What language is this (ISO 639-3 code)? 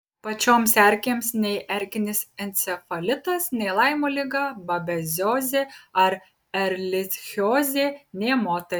lit